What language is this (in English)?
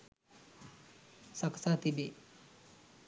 Sinhala